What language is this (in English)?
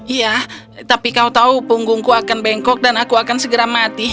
Indonesian